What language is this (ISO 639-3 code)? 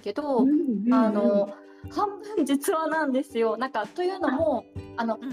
jpn